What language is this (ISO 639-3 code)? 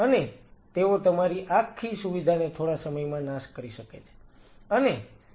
guj